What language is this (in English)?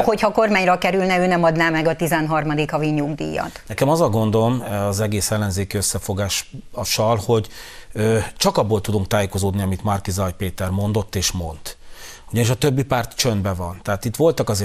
Hungarian